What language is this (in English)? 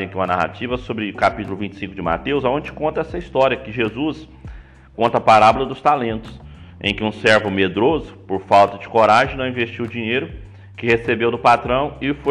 Portuguese